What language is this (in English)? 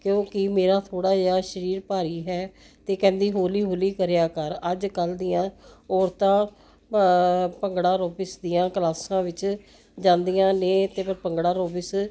Punjabi